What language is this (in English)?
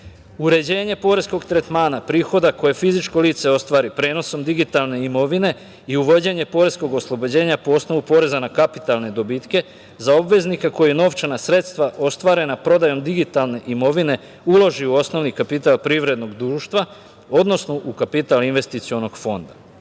Serbian